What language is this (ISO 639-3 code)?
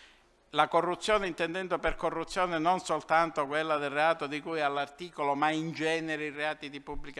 ita